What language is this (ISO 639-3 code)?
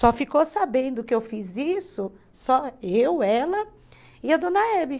por